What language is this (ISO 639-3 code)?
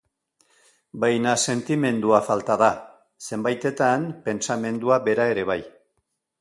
eus